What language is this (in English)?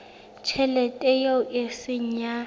Southern Sotho